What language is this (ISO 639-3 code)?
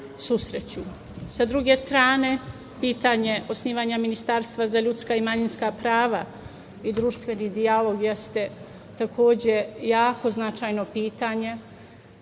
srp